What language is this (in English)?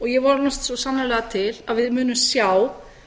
Icelandic